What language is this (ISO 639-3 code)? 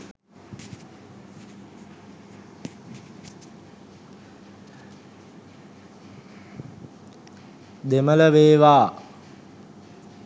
sin